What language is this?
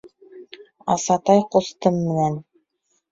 Bashkir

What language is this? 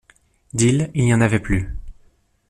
French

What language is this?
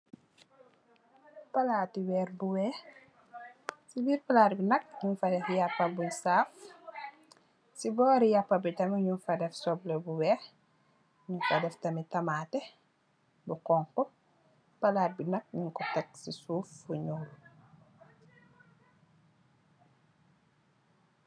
Wolof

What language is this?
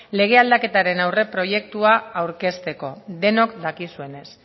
Basque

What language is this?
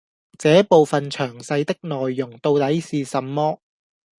Cantonese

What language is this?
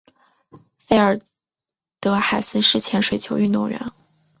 Chinese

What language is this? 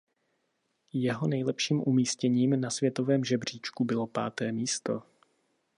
Czech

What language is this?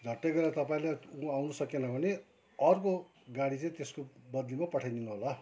Nepali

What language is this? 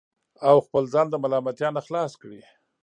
Pashto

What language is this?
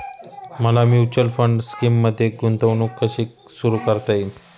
Marathi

